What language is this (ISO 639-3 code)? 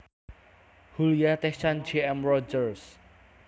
jav